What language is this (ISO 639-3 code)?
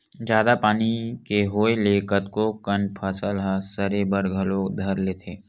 hne